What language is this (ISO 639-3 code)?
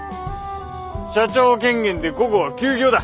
jpn